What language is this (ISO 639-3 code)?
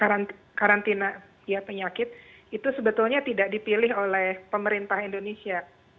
ind